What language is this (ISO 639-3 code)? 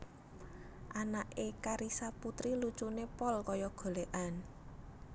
jav